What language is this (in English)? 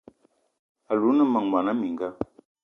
Eton (Cameroon)